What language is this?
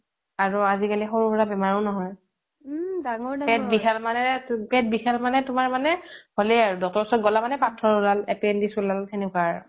Assamese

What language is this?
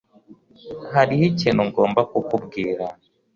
Kinyarwanda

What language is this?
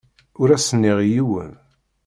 Kabyle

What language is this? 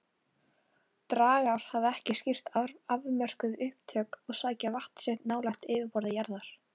Icelandic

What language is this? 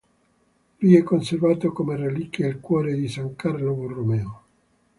Italian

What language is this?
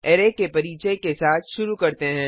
Hindi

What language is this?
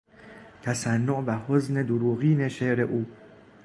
Persian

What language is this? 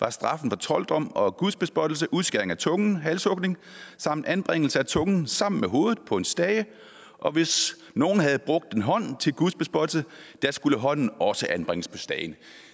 Danish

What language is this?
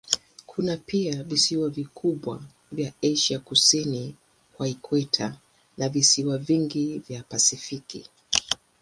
Swahili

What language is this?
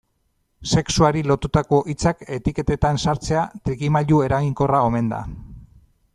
Basque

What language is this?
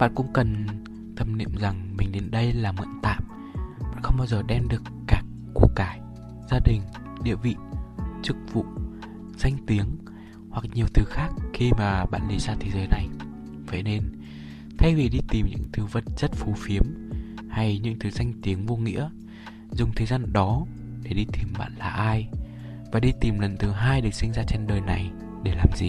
Vietnamese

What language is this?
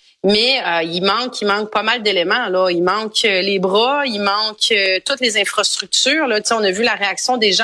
French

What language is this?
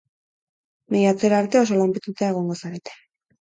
Basque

